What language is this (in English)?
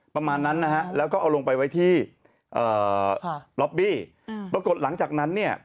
Thai